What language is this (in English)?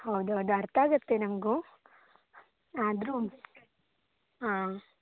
Kannada